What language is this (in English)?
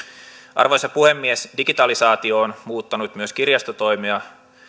Finnish